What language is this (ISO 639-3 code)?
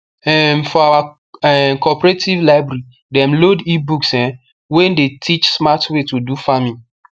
pcm